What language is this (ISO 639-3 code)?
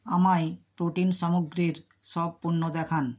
ben